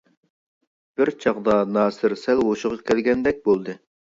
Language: Uyghur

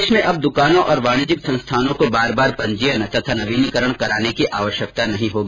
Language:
Hindi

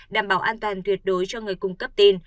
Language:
Vietnamese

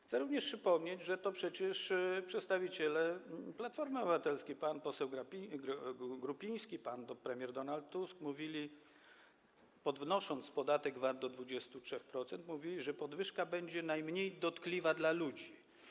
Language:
Polish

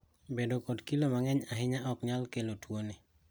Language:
Luo (Kenya and Tanzania)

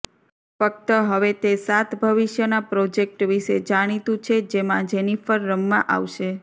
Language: Gujarati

